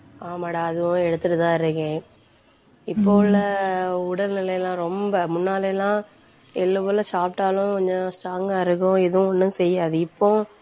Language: Tamil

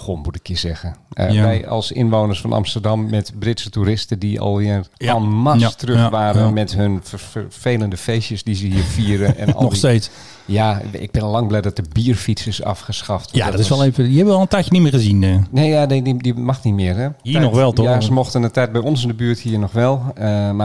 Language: Dutch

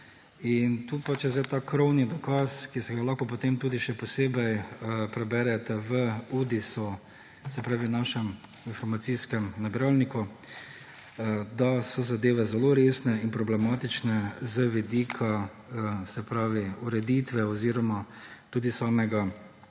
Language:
Slovenian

